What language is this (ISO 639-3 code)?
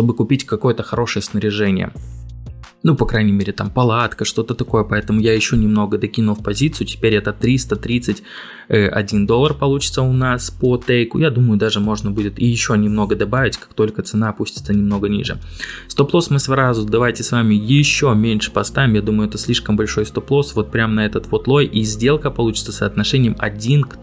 rus